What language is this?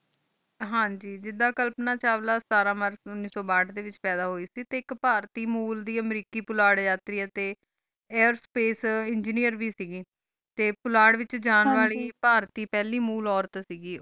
Punjabi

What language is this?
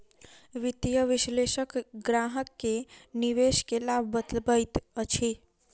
Maithili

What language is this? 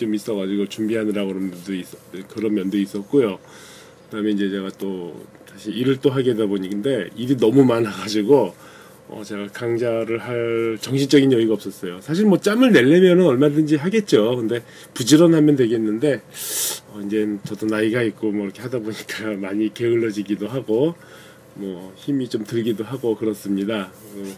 Korean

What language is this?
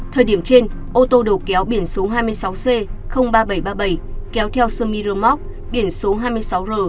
Vietnamese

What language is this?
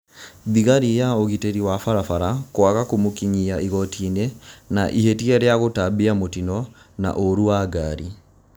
Kikuyu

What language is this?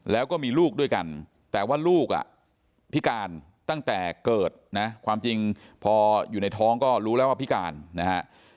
Thai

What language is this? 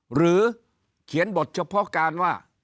Thai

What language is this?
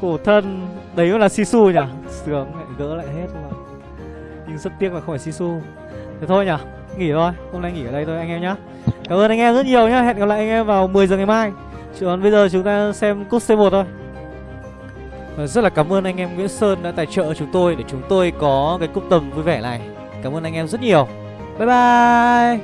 Vietnamese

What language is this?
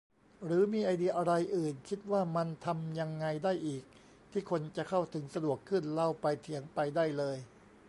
Thai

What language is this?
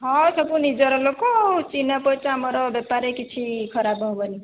Odia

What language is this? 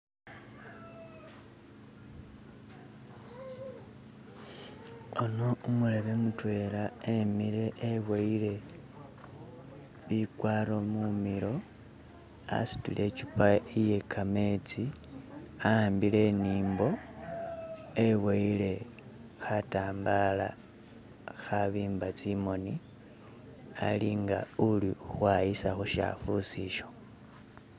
Masaaba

